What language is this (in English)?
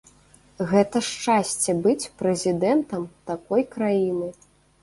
Belarusian